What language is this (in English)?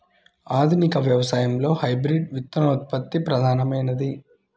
Telugu